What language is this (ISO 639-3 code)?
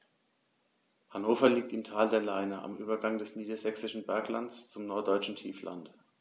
deu